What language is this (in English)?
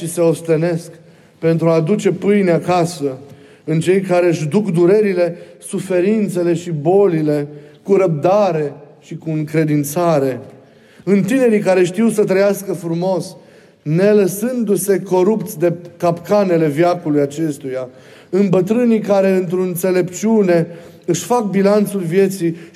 Romanian